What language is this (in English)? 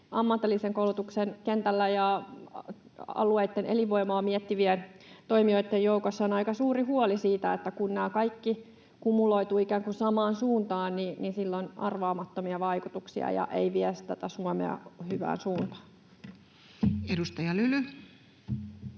Finnish